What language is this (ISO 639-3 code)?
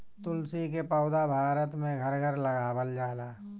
bho